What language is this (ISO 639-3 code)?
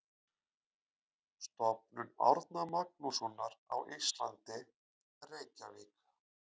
isl